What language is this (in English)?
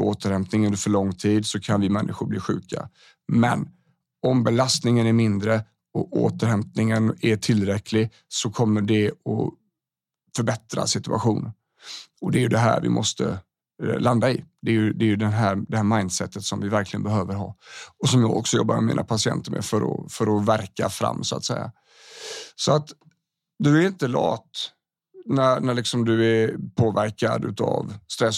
Swedish